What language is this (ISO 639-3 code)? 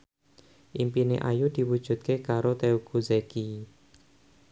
jav